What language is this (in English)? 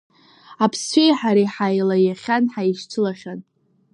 Abkhazian